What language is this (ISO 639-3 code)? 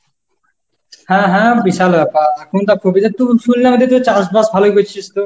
ben